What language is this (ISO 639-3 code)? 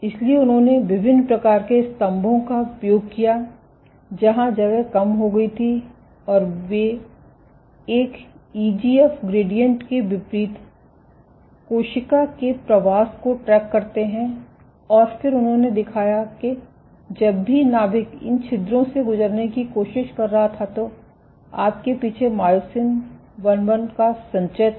hin